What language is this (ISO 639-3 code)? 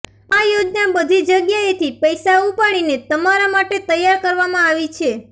guj